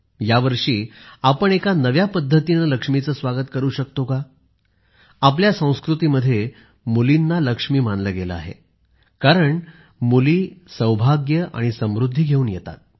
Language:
Marathi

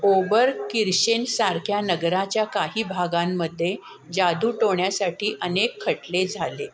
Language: Marathi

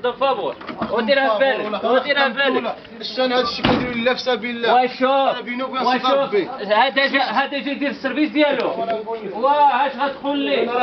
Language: Arabic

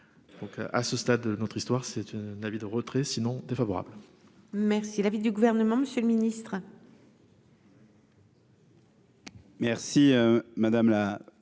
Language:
French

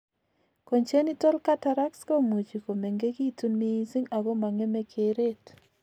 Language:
Kalenjin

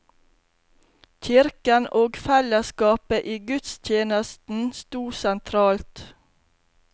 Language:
Norwegian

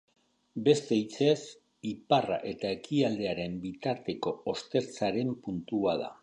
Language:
Basque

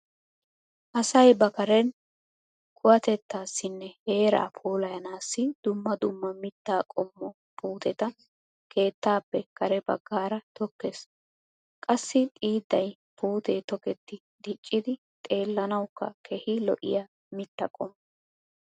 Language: Wolaytta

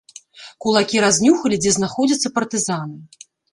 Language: Belarusian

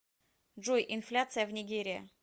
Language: Russian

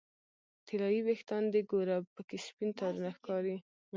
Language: Pashto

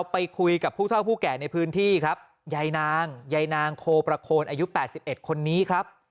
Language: Thai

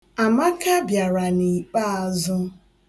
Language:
Igbo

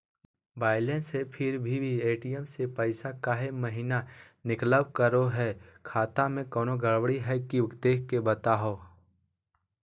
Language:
Magahi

